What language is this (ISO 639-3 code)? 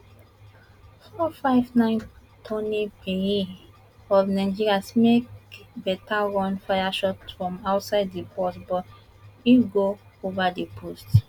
pcm